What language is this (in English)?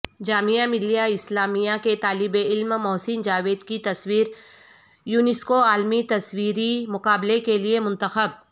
Urdu